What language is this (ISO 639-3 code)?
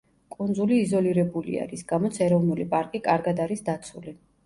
kat